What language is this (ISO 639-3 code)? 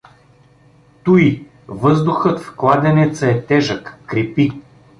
bul